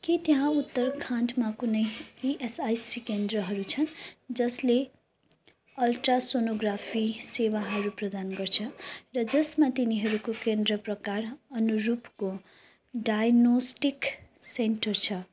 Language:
Nepali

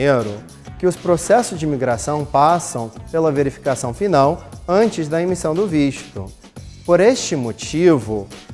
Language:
Portuguese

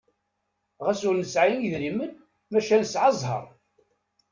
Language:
Kabyle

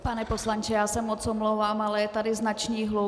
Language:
Czech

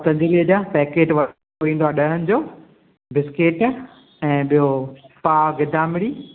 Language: Sindhi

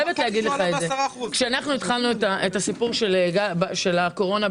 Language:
Hebrew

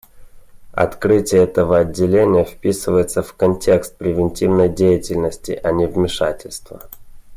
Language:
Russian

